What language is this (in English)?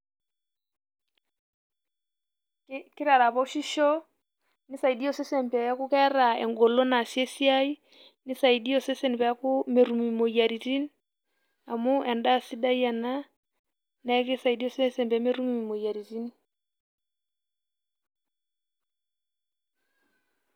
Masai